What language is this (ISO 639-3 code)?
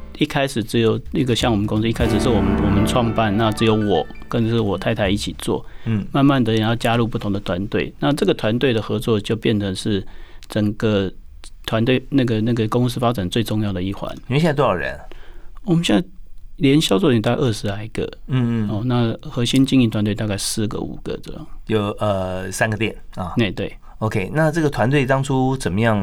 zho